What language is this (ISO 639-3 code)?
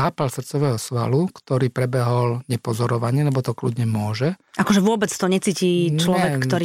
slk